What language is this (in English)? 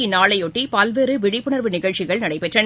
Tamil